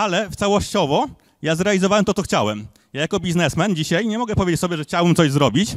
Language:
Polish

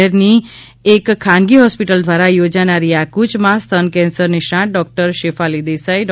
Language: Gujarati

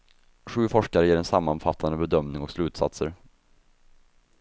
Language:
Swedish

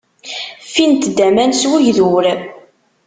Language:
Kabyle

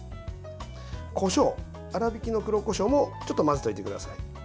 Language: Japanese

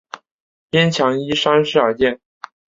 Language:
Chinese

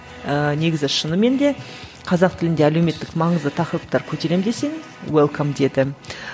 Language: Kazakh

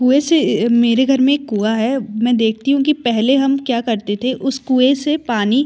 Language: Hindi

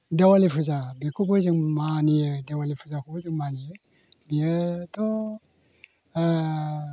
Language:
Bodo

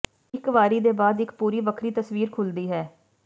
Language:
Punjabi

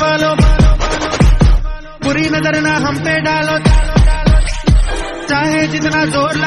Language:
Arabic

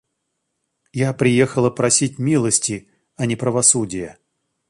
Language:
Russian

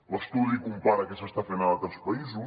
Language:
Catalan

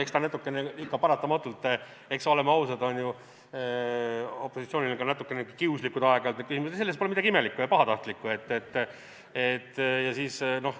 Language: Estonian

